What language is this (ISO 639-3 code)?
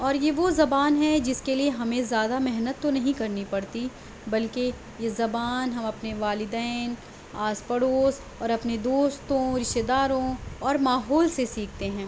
urd